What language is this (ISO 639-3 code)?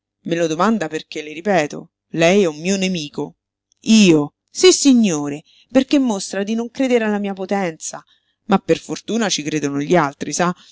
ita